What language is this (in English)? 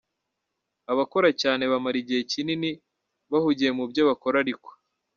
Kinyarwanda